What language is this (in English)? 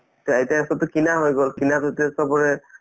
Assamese